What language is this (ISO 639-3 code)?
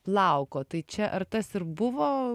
lit